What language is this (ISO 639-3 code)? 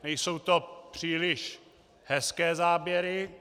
ces